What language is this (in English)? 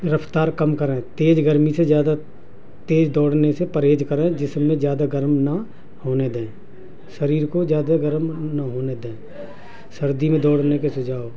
Urdu